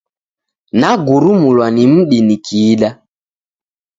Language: Taita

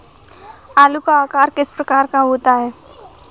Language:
Hindi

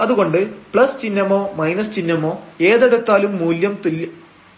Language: Malayalam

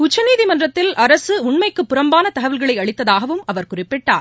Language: Tamil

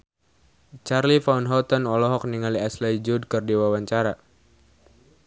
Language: Sundanese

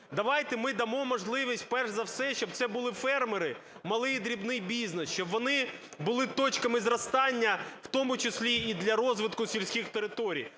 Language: Ukrainian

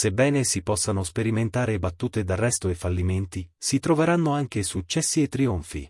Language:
Italian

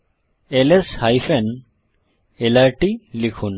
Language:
Bangla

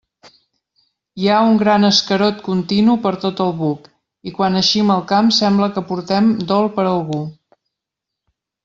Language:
Catalan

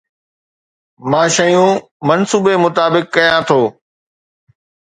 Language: Sindhi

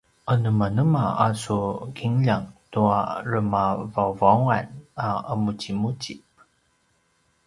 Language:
Paiwan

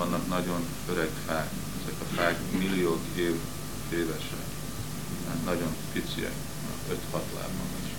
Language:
Hungarian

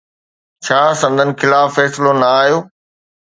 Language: Sindhi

